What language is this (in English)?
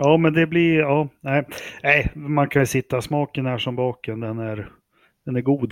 Swedish